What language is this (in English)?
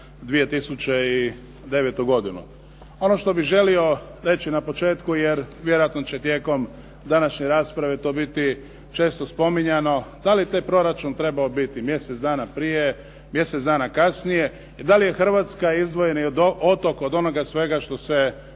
Croatian